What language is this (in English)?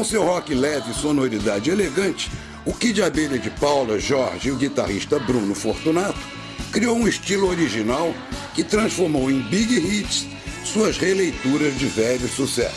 Portuguese